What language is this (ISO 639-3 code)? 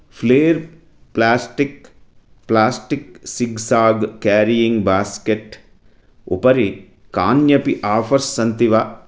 san